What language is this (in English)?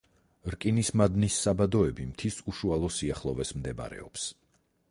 Georgian